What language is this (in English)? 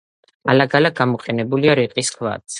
Georgian